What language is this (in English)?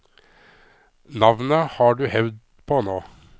Norwegian